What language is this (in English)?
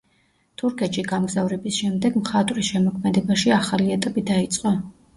Georgian